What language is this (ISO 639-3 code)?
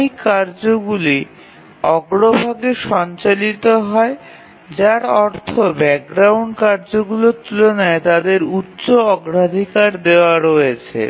ben